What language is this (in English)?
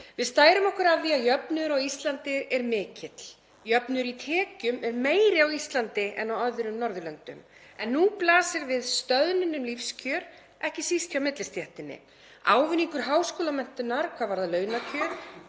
Icelandic